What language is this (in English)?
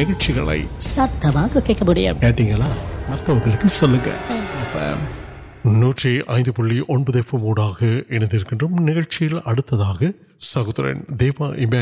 Urdu